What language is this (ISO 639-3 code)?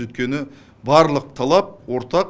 kaz